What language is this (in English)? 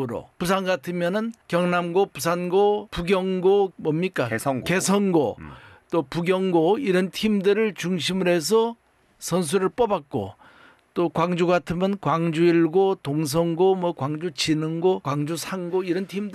Korean